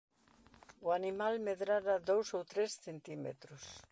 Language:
Galician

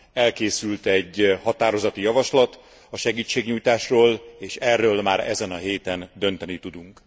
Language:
Hungarian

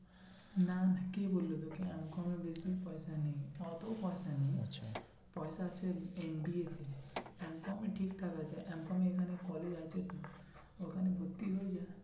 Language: Bangla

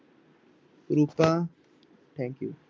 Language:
Punjabi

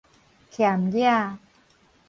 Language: Min Nan Chinese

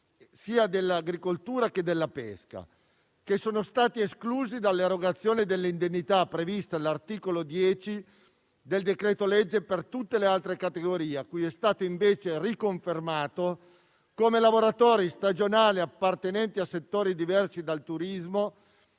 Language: Italian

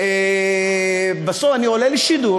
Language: Hebrew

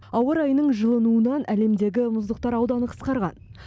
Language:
Kazakh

